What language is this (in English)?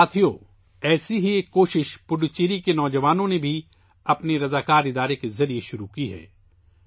Urdu